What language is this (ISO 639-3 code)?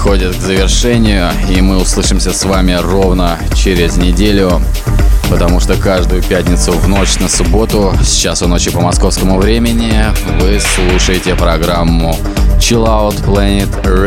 rus